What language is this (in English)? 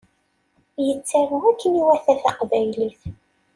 Kabyle